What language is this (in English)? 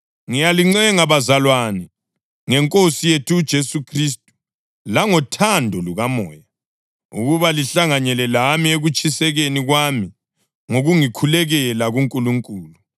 North Ndebele